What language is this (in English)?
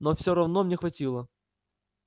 Russian